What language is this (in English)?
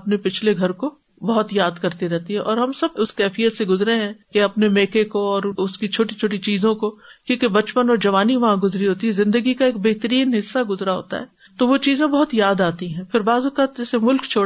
Urdu